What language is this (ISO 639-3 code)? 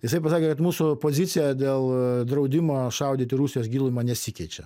lit